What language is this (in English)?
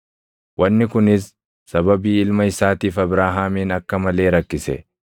Oromo